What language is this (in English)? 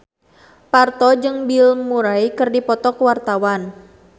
Sundanese